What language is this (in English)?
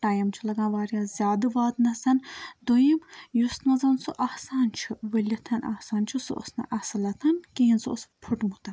Kashmiri